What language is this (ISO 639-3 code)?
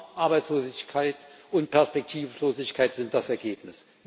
deu